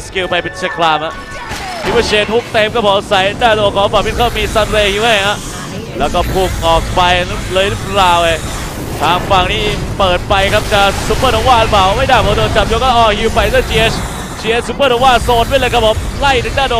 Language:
Thai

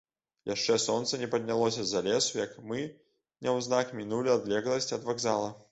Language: Belarusian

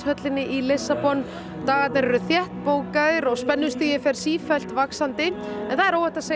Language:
Icelandic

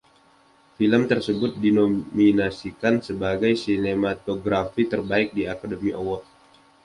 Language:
Indonesian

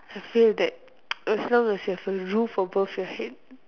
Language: English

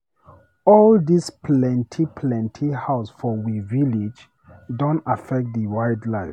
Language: Nigerian Pidgin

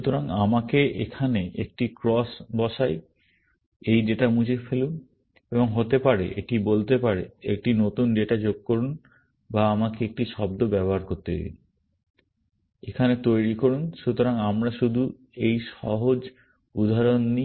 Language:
Bangla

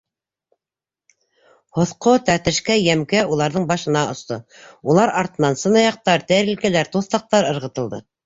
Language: Bashkir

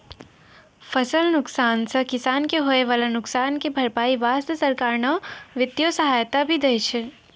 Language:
Maithili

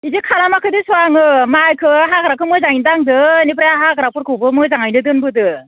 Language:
Bodo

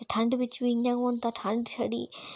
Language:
Dogri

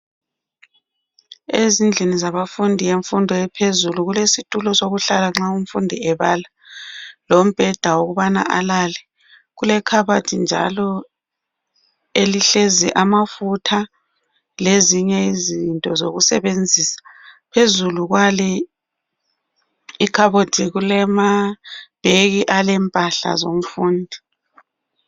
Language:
North Ndebele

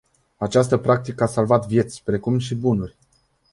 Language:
Romanian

